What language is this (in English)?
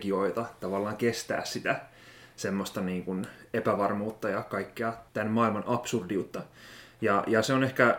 Finnish